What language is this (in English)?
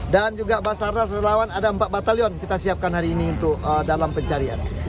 Indonesian